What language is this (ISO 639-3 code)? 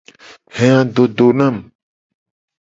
gej